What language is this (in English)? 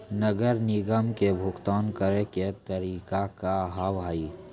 Maithili